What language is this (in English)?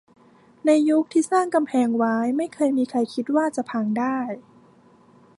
Thai